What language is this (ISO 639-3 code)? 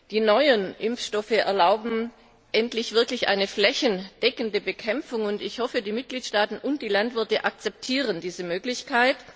deu